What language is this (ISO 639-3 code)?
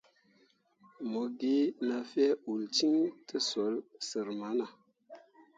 mua